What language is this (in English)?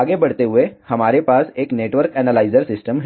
Hindi